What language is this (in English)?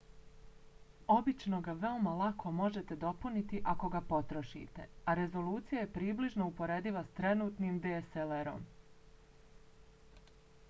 Bosnian